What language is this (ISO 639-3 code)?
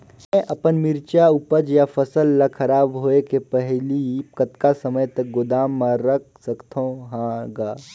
hne